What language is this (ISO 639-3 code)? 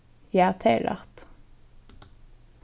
fao